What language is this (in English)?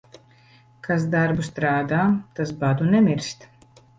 Latvian